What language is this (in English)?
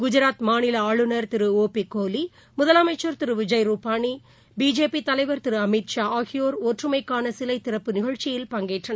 Tamil